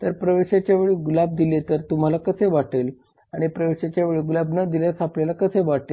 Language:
Marathi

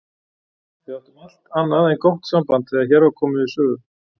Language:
Icelandic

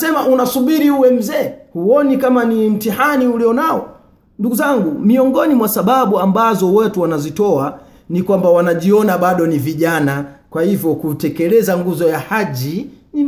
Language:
Swahili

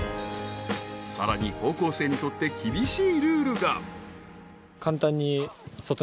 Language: Japanese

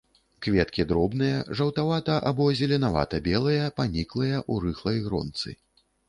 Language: Belarusian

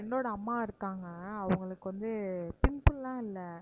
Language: Tamil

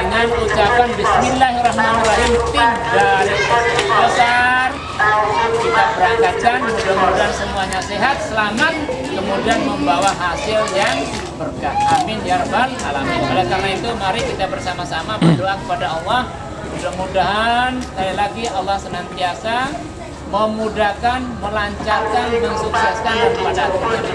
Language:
Indonesian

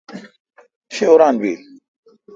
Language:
Kalkoti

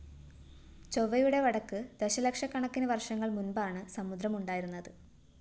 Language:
Malayalam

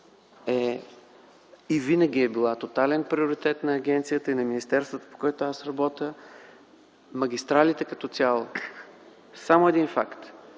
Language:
Bulgarian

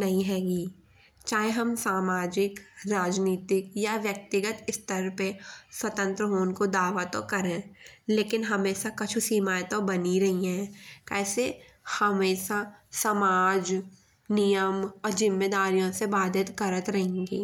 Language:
Bundeli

